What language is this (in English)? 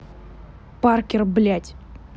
Russian